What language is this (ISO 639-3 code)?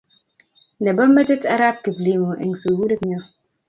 kln